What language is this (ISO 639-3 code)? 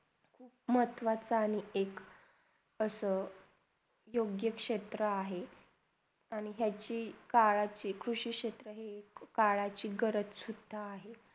mar